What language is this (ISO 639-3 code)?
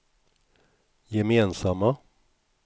swe